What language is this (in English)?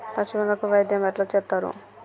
Telugu